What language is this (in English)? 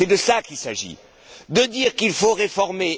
French